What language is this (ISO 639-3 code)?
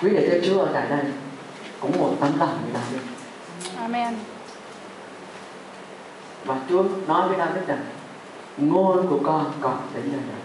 vie